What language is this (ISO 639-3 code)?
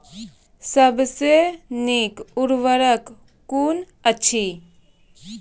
mai